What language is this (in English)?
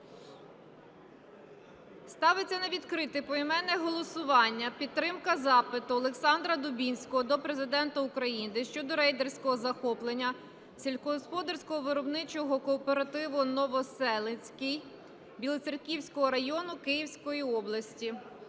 Ukrainian